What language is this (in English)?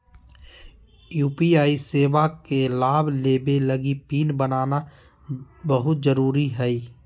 Magahi